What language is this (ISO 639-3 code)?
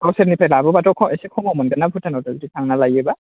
brx